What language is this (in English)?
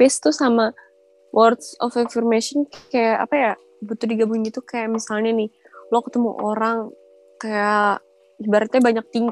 Indonesian